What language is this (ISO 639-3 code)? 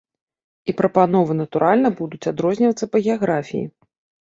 bel